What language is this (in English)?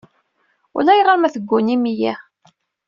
Kabyle